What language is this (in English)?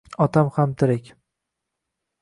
Uzbek